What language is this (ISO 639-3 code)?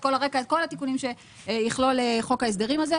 heb